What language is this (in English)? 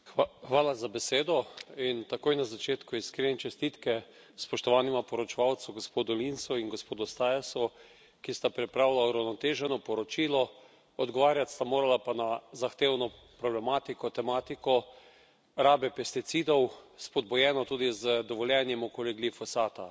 Slovenian